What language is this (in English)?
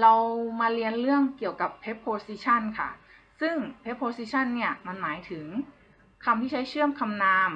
Thai